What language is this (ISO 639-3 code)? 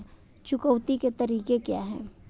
hin